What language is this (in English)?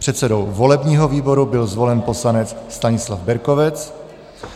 Czech